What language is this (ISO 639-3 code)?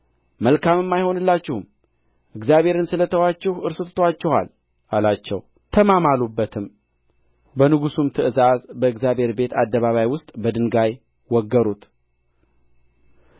amh